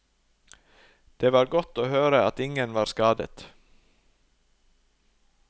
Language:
Norwegian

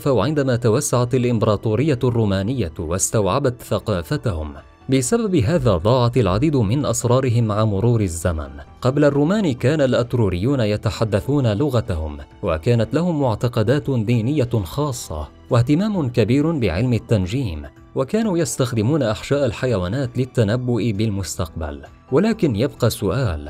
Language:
Arabic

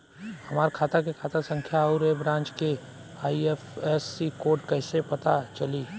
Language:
Bhojpuri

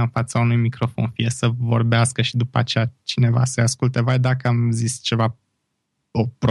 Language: Romanian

